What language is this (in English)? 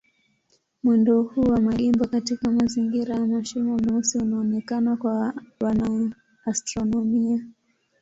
Swahili